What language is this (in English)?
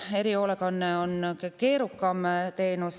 Estonian